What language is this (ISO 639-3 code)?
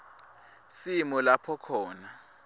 ssw